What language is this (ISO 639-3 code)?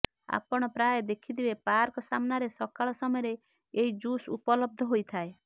ori